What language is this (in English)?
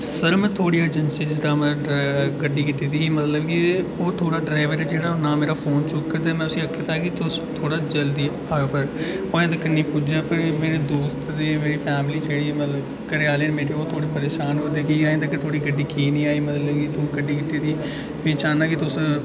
Dogri